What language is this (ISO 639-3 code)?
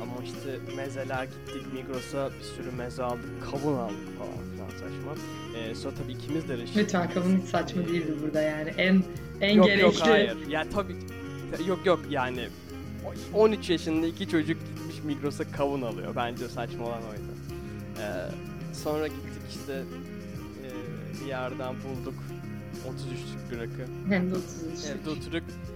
tur